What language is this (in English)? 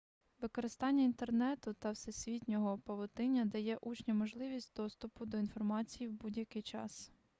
Ukrainian